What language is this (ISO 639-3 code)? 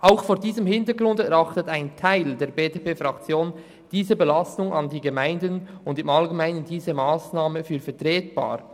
gsw